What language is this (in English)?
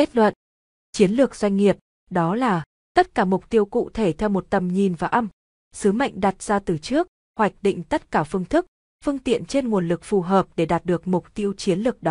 Vietnamese